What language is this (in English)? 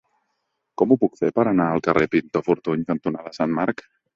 Catalan